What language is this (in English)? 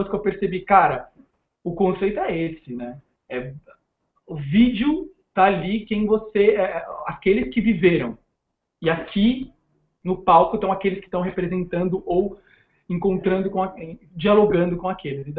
Portuguese